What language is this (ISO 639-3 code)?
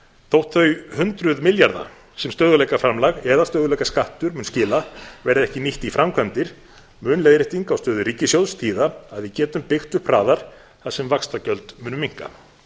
isl